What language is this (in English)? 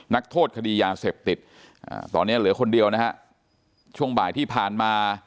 Thai